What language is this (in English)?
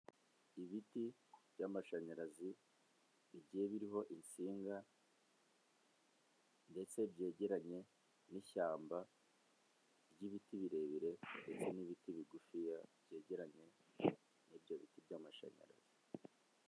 Kinyarwanda